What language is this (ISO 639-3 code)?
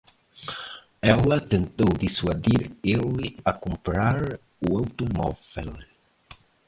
por